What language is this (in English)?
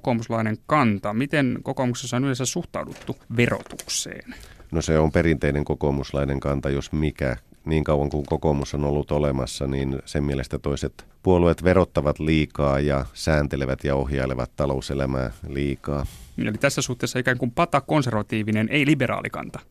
Finnish